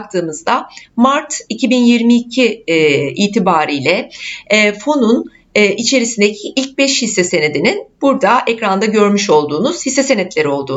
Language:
Turkish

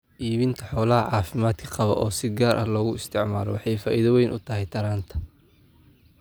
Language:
Somali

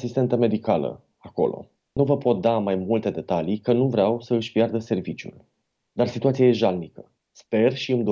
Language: Romanian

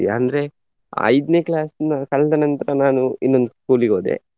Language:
Kannada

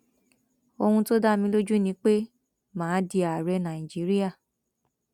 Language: Yoruba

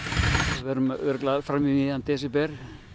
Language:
Icelandic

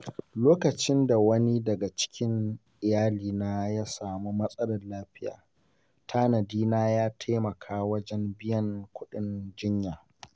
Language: Hausa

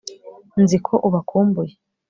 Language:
Kinyarwanda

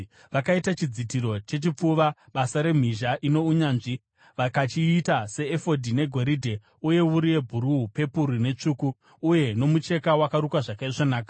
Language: Shona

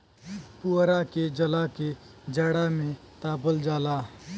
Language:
Bhojpuri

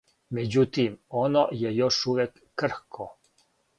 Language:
Serbian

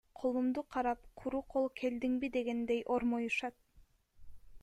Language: Kyrgyz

